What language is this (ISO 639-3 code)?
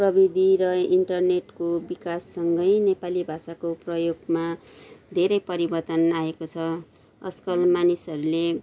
nep